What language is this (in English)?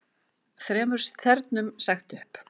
Icelandic